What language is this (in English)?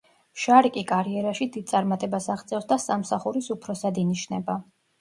Georgian